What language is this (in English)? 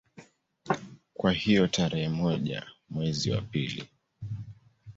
Swahili